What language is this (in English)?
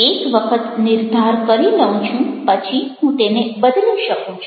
Gujarati